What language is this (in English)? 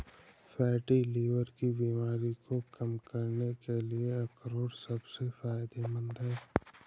Hindi